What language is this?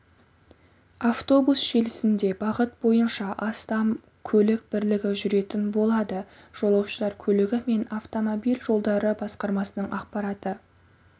Kazakh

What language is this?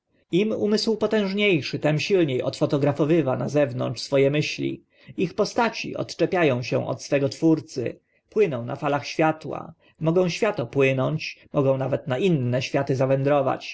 Polish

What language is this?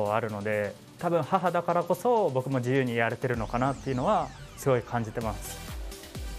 Japanese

